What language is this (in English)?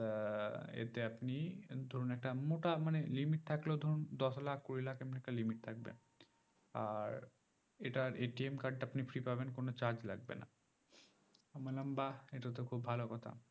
Bangla